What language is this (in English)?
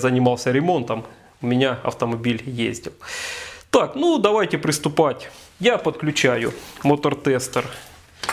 Russian